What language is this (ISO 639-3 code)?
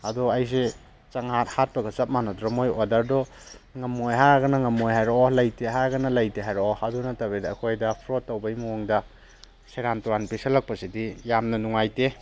mni